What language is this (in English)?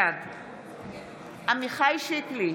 Hebrew